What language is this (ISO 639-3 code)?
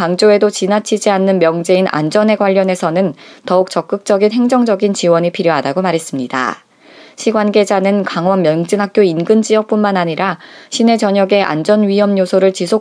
kor